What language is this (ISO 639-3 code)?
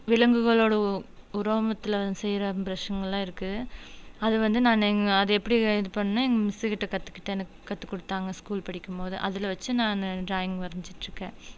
tam